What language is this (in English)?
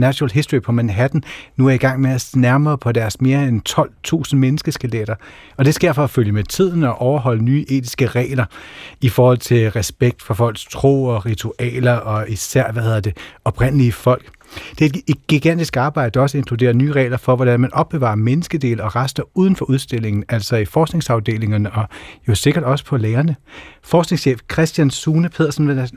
Danish